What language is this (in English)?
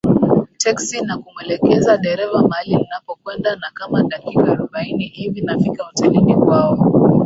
Swahili